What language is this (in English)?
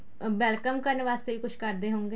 Punjabi